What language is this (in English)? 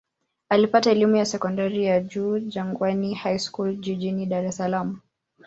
Swahili